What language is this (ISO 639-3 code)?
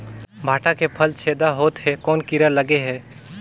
hne